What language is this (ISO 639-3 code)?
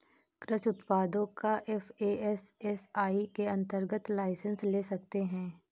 hin